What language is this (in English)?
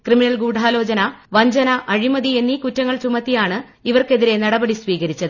Malayalam